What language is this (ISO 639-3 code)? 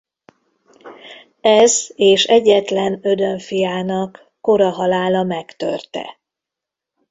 hun